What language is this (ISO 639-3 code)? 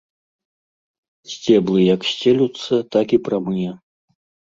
bel